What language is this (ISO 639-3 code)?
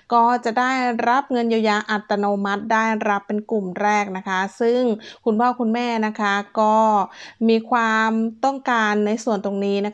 tha